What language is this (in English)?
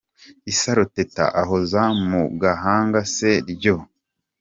Kinyarwanda